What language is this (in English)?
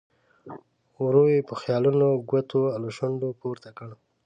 Pashto